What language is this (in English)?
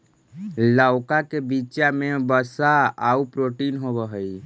Magahi